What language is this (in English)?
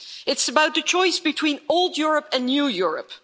English